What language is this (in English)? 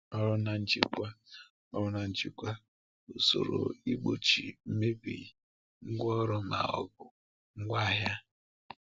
Igbo